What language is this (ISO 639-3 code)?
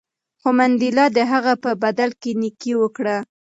pus